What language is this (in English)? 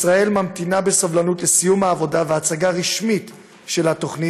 Hebrew